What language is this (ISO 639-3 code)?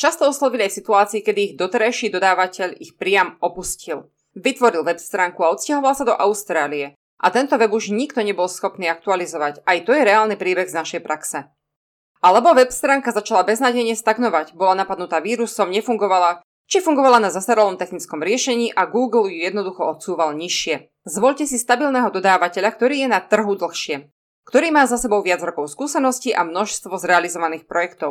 slk